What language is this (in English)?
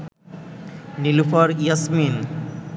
Bangla